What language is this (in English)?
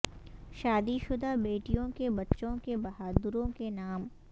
Urdu